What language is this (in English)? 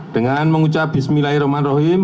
Indonesian